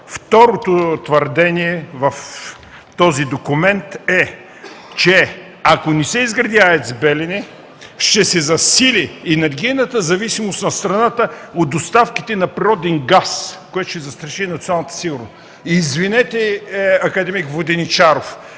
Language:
Bulgarian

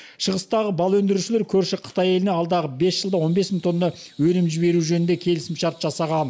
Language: Kazakh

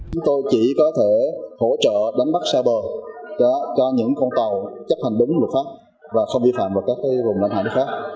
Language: Vietnamese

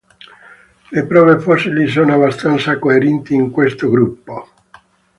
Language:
Italian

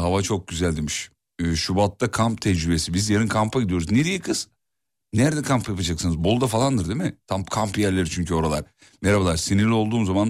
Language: Turkish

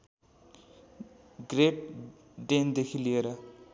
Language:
Nepali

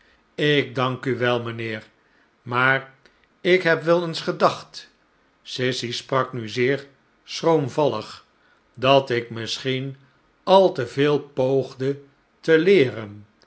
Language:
Dutch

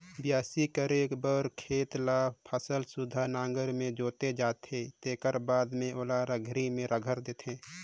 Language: Chhattisgarhi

